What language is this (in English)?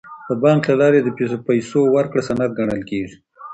Pashto